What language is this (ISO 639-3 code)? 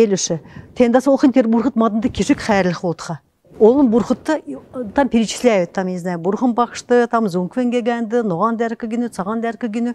rus